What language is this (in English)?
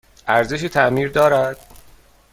Persian